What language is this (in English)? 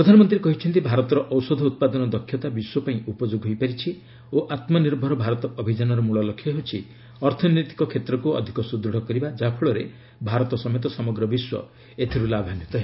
Odia